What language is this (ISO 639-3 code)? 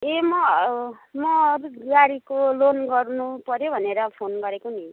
nep